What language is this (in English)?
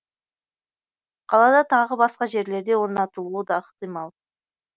Kazakh